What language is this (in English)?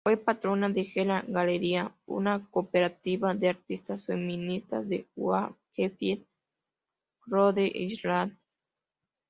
Spanish